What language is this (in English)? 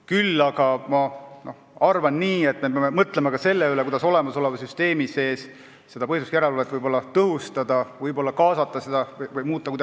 Estonian